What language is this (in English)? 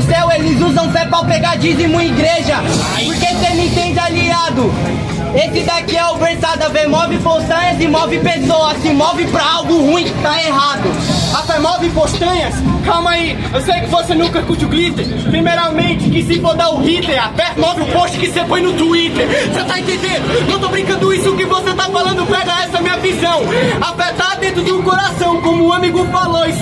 Portuguese